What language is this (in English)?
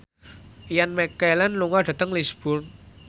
Javanese